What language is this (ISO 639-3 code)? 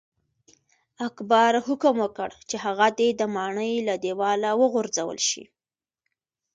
pus